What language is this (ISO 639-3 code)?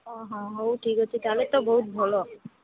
ori